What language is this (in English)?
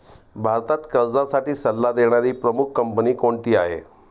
Marathi